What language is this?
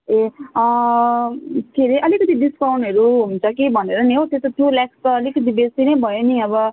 Nepali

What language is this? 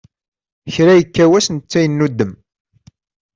Kabyle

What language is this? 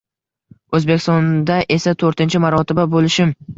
Uzbek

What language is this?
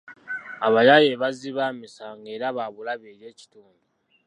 Ganda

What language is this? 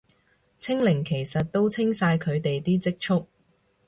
Cantonese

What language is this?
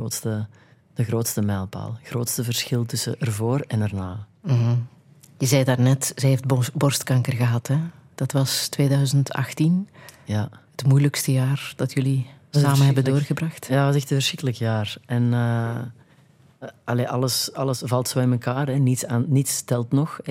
Dutch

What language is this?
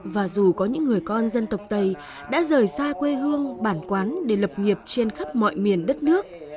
Vietnamese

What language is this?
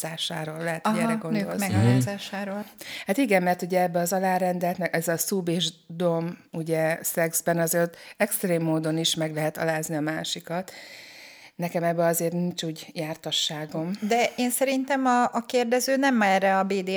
Hungarian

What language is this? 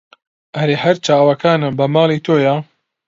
Central Kurdish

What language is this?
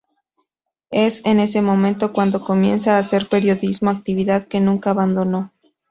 Spanish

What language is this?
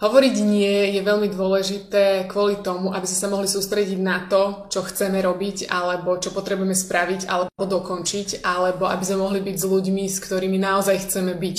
Slovak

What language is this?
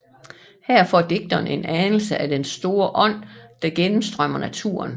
Danish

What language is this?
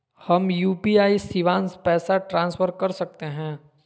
Magahi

